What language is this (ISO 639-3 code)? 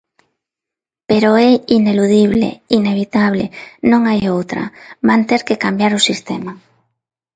glg